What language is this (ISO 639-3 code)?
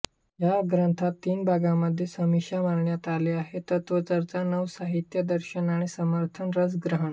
mar